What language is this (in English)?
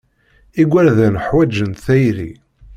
Kabyle